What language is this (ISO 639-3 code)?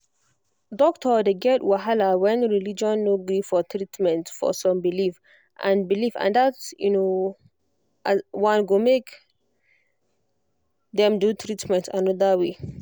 pcm